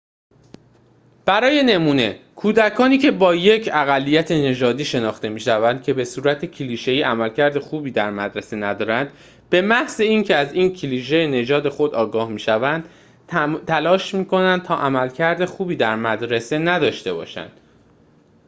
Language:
Persian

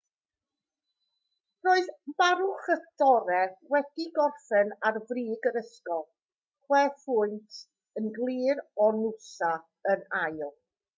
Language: Welsh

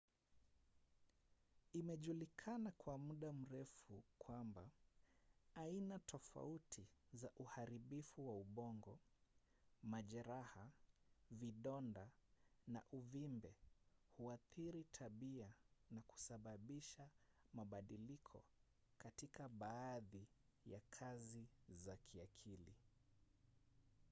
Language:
Swahili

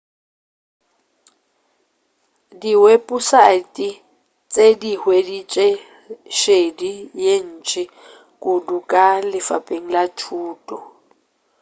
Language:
Northern Sotho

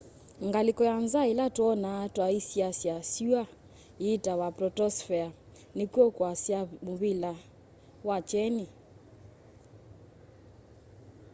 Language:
Kamba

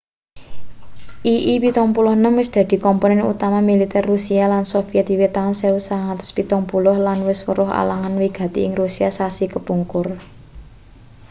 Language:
Javanese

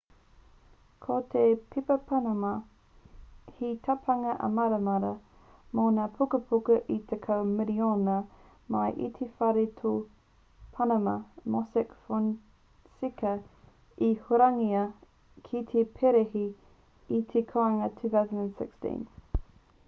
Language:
Māori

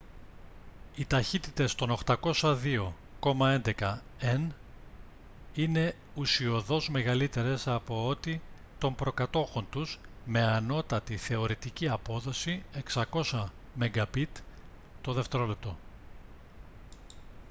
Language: Greek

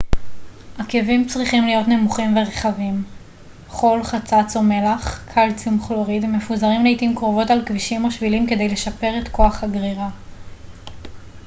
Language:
Hebrew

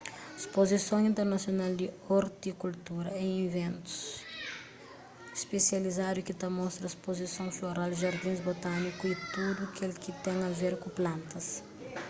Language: Kabuverdianu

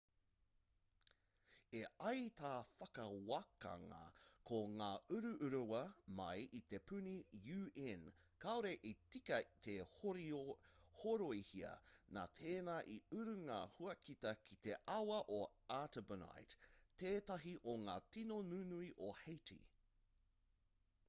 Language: Māori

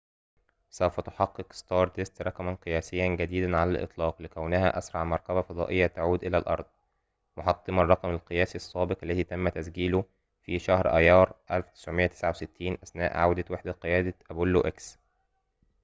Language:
Arabic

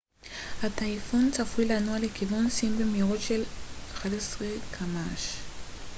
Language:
Hebrew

